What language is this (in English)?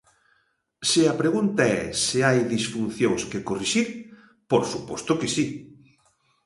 Galician